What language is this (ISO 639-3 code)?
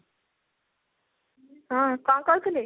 ori